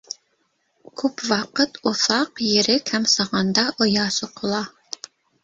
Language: Bashkir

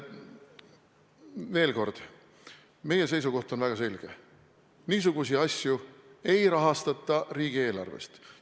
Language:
Estonian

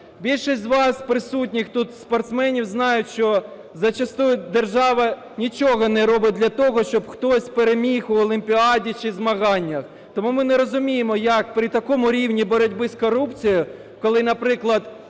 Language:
Ukrainian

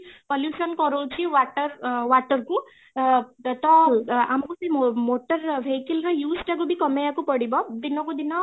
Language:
Odia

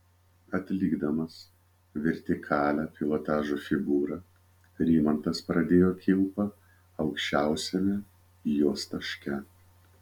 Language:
Lithuanian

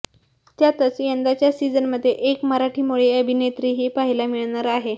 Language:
Marathi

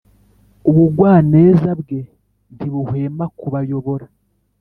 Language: Kinyarwanda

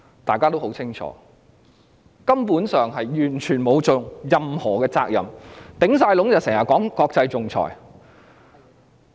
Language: Cantonese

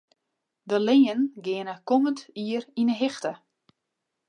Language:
Western Frisian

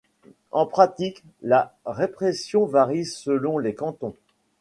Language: French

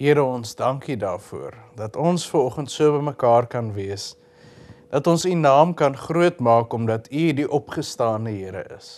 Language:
Dutch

